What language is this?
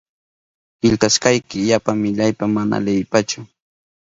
Southern Pastaza Quechua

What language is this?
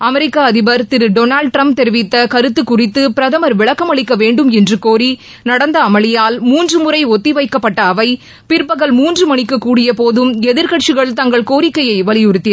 Tamil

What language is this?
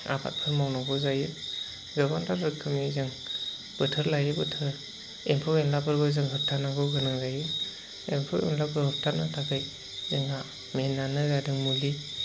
Bodo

